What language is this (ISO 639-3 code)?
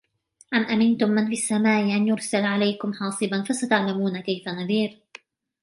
ara